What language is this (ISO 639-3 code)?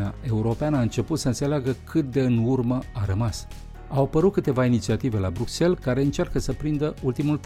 ron